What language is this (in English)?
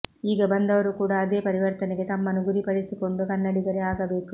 Kannada